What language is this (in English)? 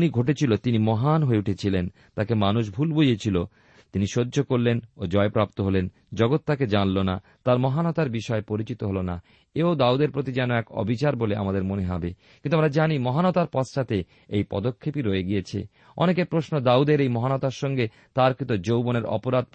Bangla